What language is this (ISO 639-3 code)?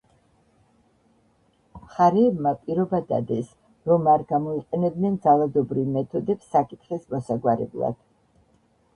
kat